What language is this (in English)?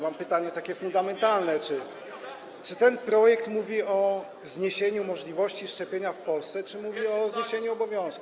Polish